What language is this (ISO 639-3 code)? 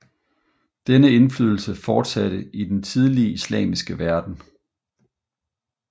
dan